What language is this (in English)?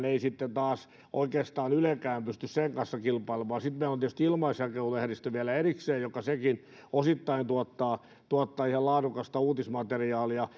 Finnish